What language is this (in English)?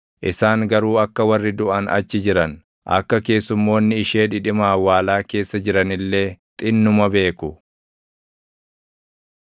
Oromo